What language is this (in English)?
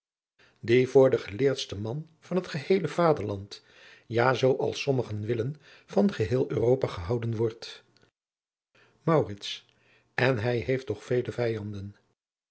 Dutch